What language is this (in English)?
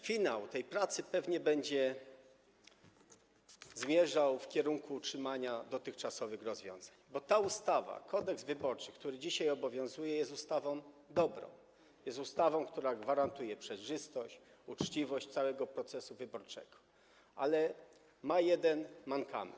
Polish